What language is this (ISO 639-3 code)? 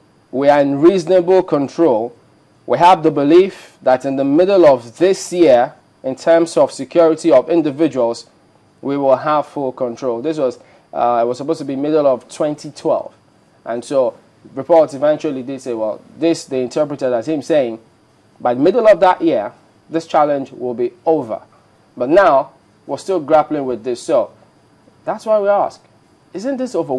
eng